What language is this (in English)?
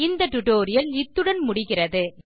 Tamil